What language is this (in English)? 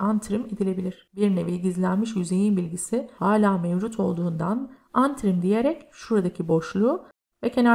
Turkish